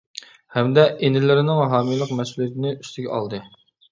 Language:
Uyghur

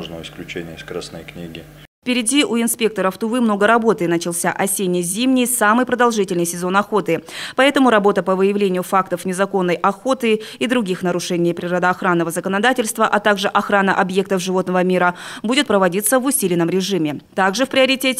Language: Russian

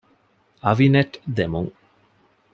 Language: Divehi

